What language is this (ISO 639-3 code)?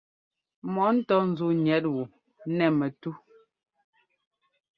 jgo